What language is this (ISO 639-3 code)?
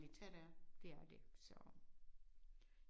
dan